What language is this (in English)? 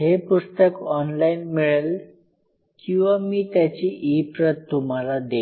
Marathi